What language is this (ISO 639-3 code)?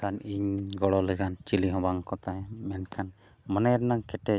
sat